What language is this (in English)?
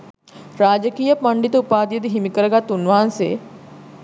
Sinhala